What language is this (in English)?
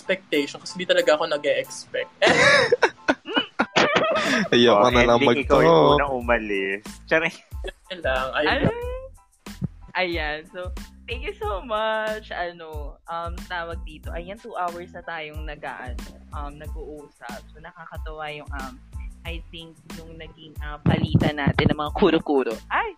Filipino